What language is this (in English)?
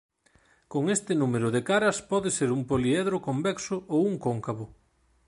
Galician